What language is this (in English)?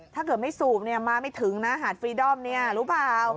Thai